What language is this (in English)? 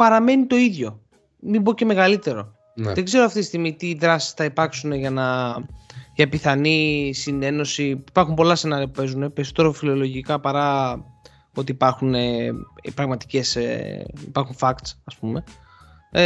Greek